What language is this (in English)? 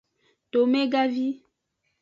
Aja (Benin)